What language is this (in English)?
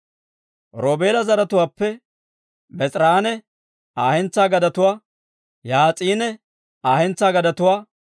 Dawro